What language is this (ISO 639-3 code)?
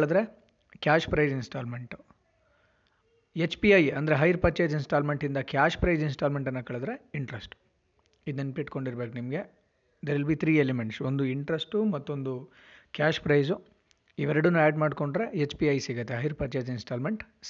kan